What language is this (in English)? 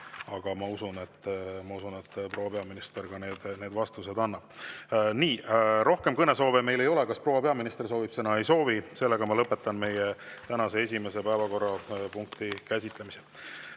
Estonian